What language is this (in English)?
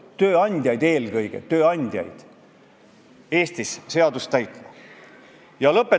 Estonian